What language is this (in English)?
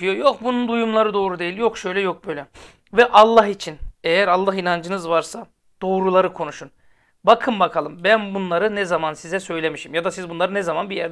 Turkish